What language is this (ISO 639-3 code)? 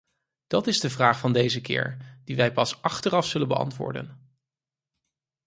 nld